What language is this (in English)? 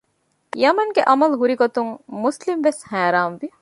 Divehi